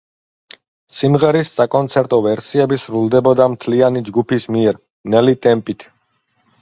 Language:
Georgian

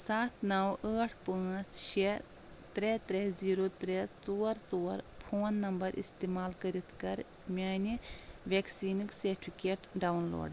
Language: Kashmiri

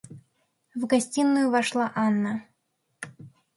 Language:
Russian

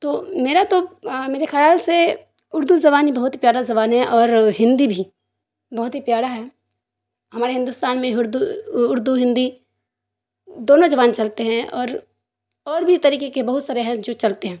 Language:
Urdu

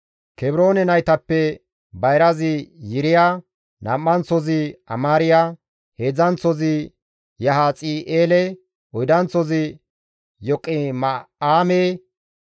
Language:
Gamo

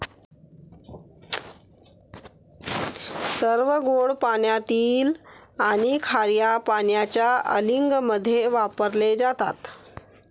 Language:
Marathi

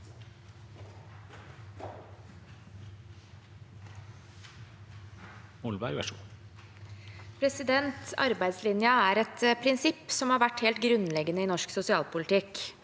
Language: Norwegian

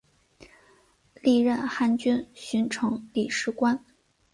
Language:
Chinese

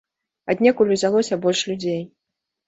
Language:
Belarusian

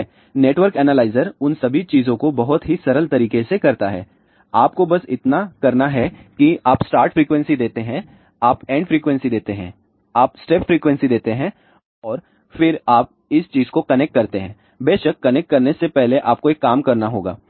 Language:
Hindi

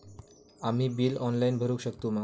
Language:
Marathi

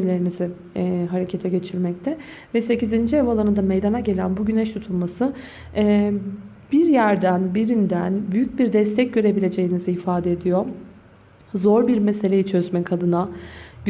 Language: Turkish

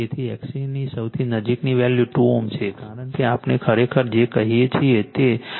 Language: Gujarati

